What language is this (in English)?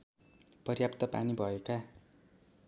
Nepali